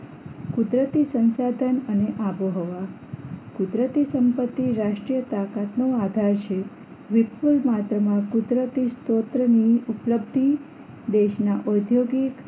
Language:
Gujarati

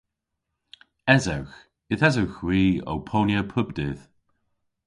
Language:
Cornish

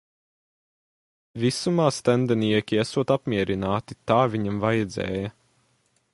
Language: Latvian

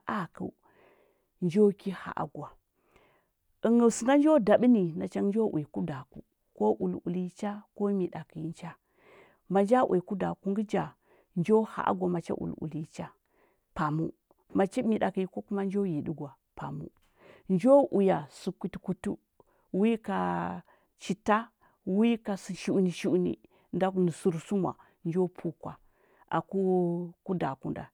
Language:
Huba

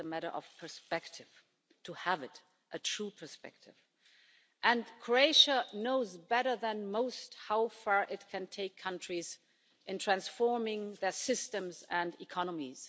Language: English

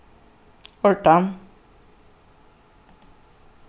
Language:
Faroese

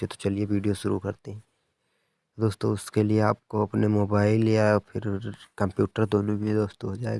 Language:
Hindi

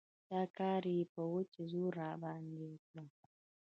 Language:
Pashto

